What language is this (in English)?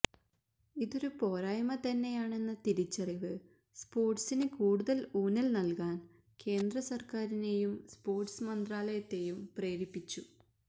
Malayalam